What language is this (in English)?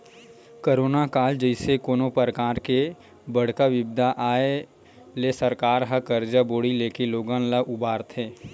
Chhattisgarhi